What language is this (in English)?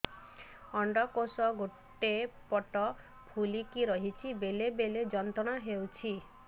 Odia